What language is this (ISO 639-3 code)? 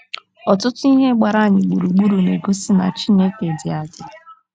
ibo